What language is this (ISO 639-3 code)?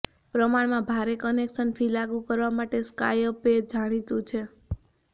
guj